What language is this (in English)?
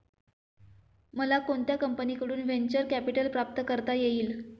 Marathi